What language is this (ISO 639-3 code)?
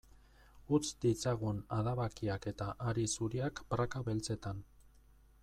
eus